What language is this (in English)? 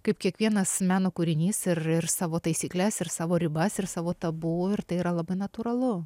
Lithuanian